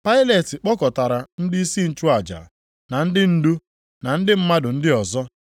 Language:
Igbo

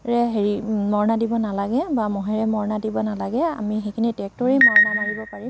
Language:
Assamese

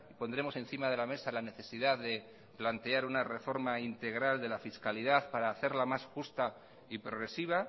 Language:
Spanish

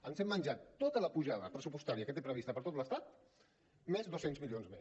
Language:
Catalan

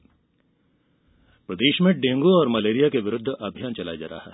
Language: Hindi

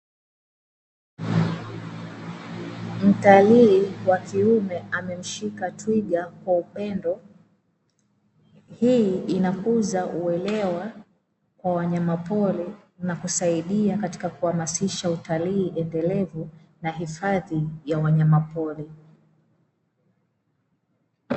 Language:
Swahili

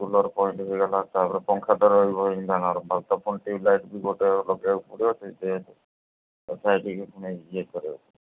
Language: Odia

